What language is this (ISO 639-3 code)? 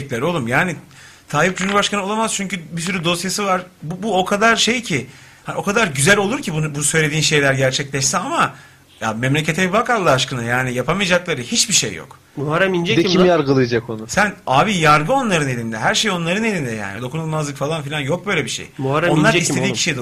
tur